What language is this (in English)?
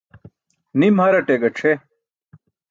Burushaski